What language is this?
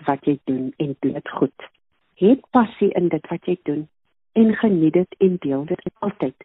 Swedish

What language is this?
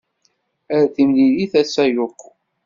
Kabyle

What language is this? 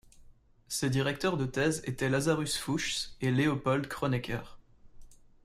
French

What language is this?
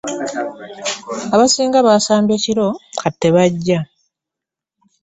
Ganda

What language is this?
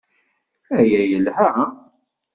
Kabyle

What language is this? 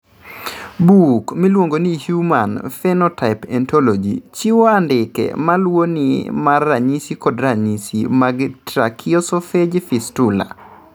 Luo (Kenya and Tanzania)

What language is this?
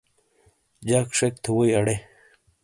Shina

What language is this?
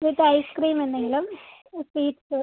Malayalam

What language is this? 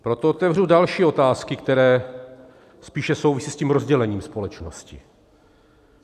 Czech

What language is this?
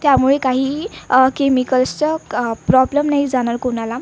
Marathi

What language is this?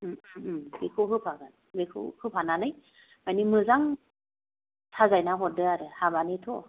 Bodo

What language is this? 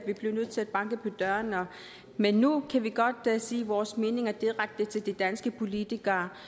Danish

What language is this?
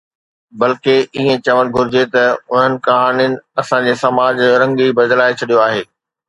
Sindhi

